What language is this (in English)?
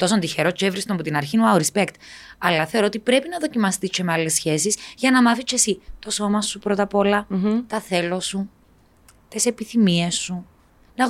Greek